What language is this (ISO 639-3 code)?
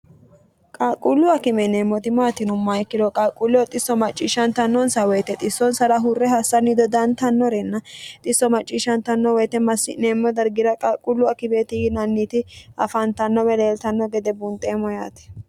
sid